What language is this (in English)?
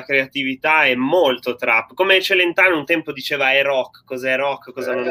Italian